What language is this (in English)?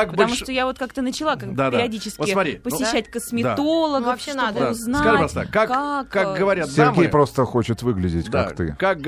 Russian